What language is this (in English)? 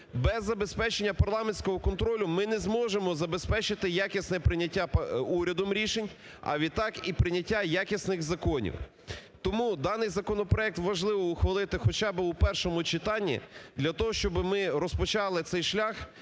Ukrainian